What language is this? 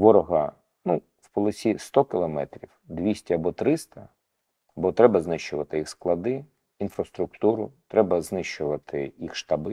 Ukrainian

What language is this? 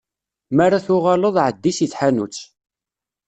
Kabyle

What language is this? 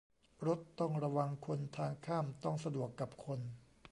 Thai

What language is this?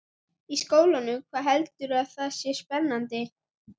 Icelandic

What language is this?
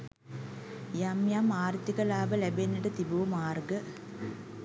Sinhala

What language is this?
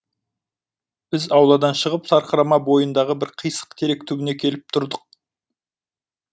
Kazakh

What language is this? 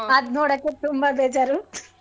Kannada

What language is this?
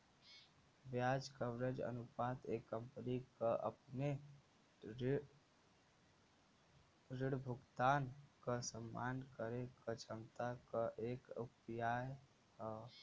Bhojpuri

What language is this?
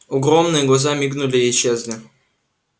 Russian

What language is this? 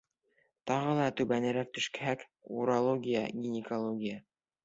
Bashkir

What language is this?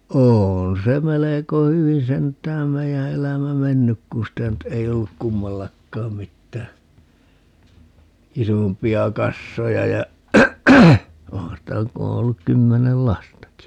Finnish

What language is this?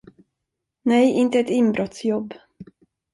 Swedish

